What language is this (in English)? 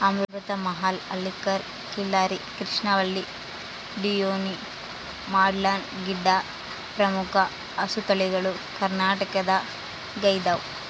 Kannada